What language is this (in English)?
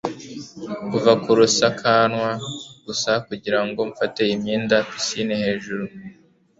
Kinyarwanda